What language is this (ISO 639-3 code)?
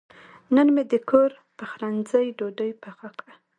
pus